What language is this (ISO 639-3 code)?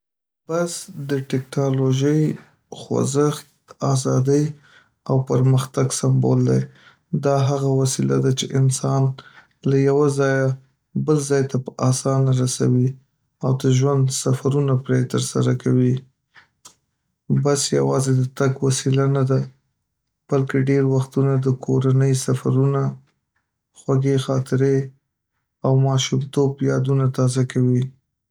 pus